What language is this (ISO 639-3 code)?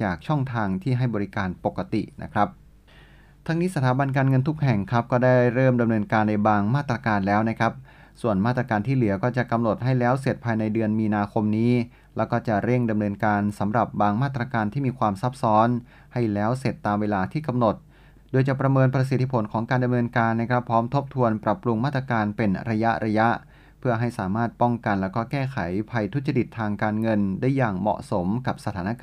tha